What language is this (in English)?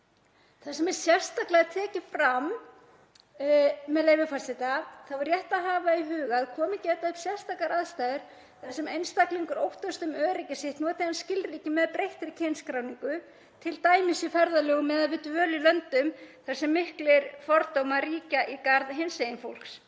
Icelandic